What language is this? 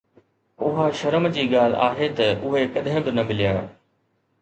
Sindhi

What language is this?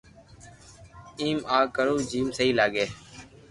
Loarki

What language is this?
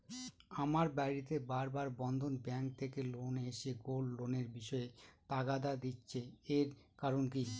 Bangla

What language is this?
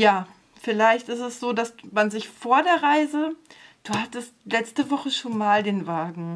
German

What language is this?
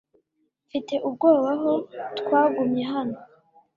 Kinyarwanda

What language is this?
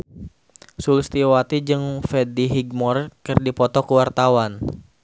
Sundanese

